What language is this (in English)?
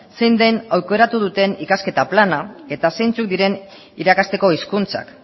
Basque